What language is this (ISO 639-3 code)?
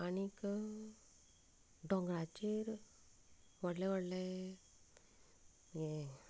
kok